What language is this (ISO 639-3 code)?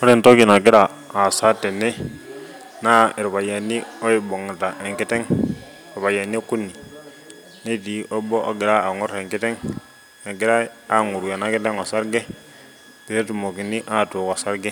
mas